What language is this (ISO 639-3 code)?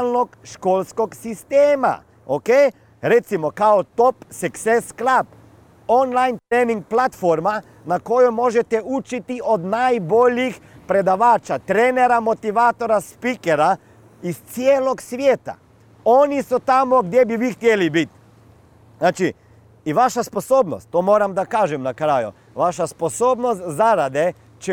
hrv